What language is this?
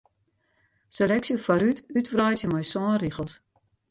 Western Frisian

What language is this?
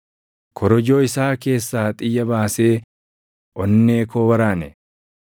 Oromo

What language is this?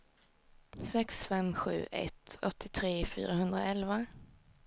Swedish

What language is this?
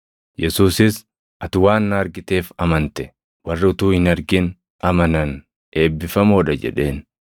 Oromo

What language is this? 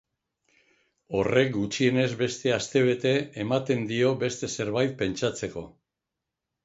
Basque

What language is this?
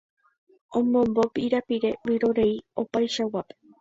Guarani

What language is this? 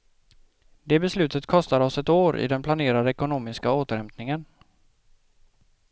Swedish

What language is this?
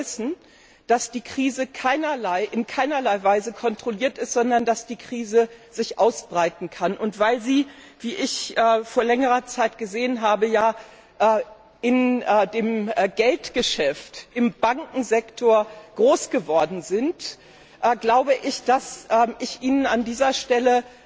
German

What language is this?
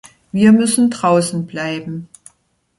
German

